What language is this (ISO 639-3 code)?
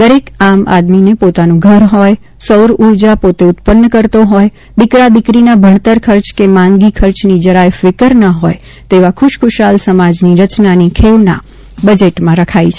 guj